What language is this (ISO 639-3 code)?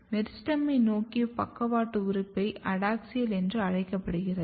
tam